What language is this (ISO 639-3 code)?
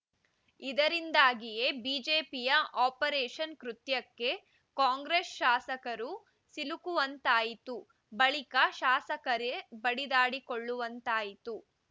kan